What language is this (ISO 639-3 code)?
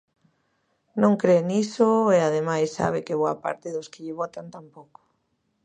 glg